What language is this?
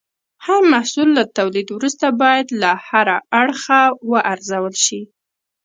Pashto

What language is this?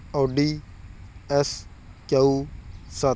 Punjabi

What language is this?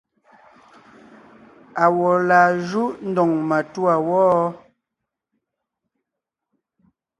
Ngiemboon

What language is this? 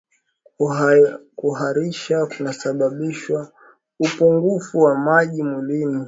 Swahili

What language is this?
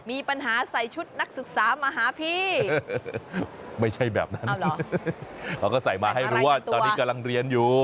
Thai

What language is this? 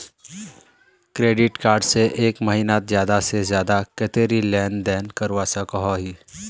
Magahi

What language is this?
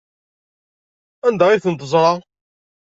Kabyle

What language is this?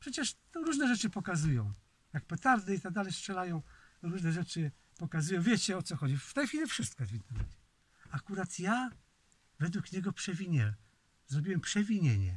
Polish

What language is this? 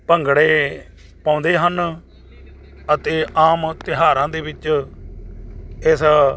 Punjabi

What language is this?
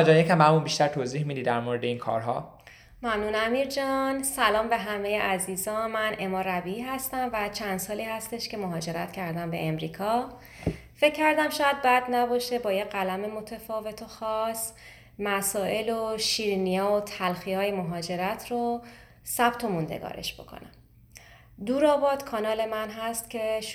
Persian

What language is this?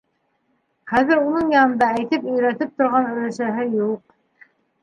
Bashkir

